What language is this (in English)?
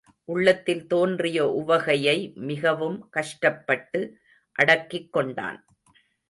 Tamil